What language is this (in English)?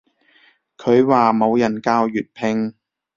Cantonese